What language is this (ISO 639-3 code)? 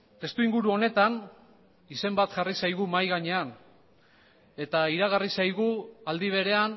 eus